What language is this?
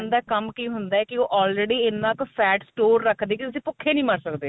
Punjabi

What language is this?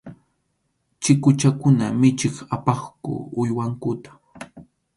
Arequipa-La Unión Quechua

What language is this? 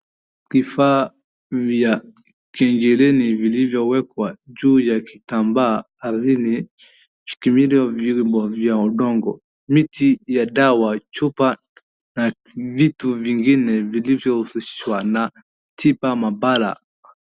Swahili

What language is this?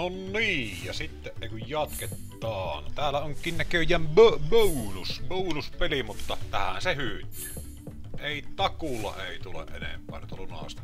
Finnish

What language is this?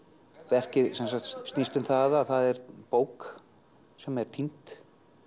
Icelandic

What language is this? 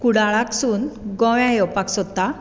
Konkani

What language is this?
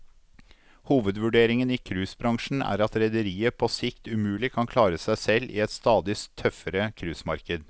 Norwegian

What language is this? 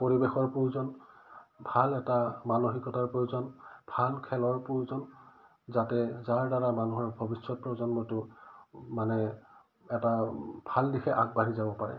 Assamese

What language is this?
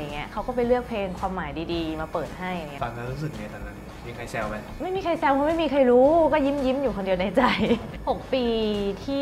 Thai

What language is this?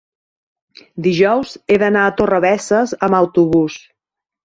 Catalan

